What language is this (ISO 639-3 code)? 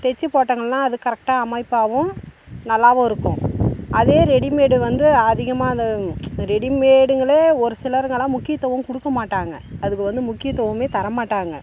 tam